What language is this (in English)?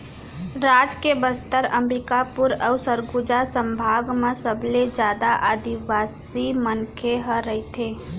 Chhattisgarhi